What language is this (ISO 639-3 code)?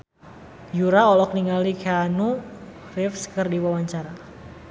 sun